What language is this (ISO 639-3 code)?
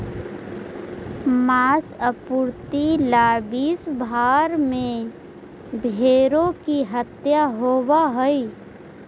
mag